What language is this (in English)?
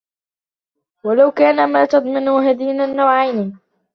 Arabic